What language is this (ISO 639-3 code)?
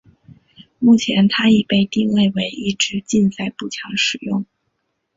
zho